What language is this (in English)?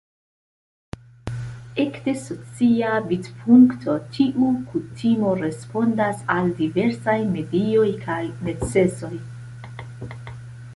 Esperanto